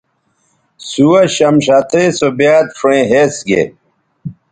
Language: Bateri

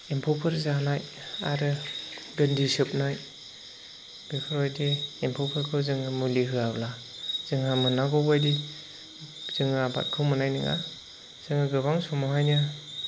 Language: Bodo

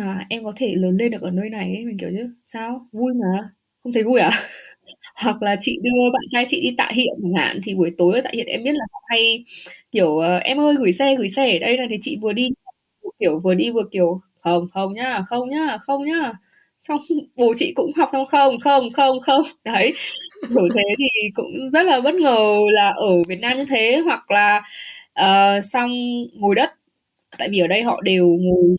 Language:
Vietnamese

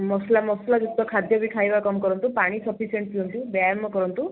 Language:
Odia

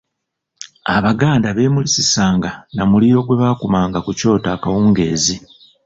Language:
Ganda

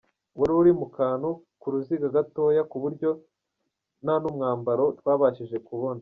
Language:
Kinyarwanda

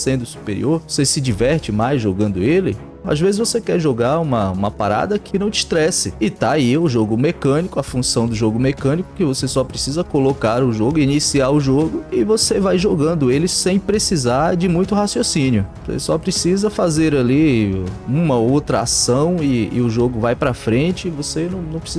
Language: Portuguese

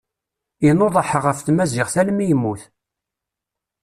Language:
Kabyle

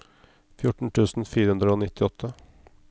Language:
Norwegian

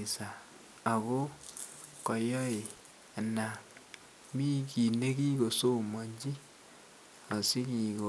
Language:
Kalenjin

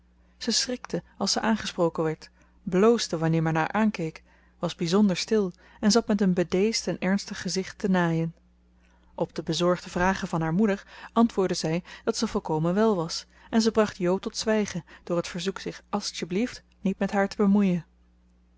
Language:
Dutch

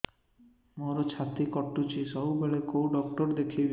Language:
Odia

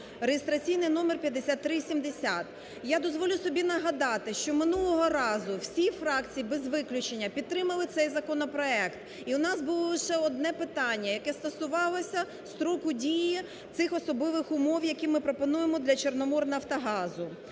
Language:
Ukrainian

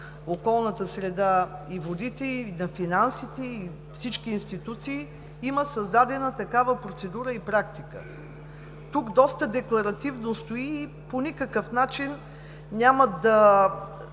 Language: Bulgarian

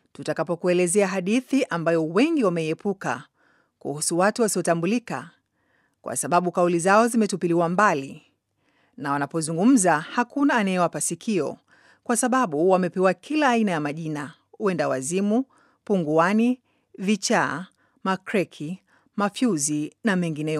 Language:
Swahili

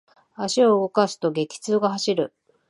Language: Japanese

